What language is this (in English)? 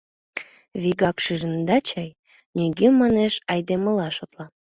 Mari